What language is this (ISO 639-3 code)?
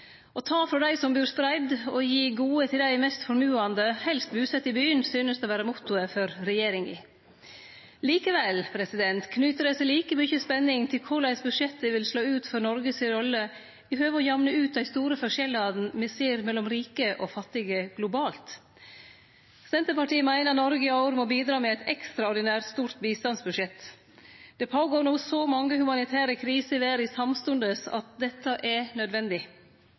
nno